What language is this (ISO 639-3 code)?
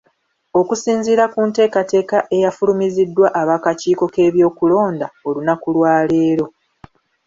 lug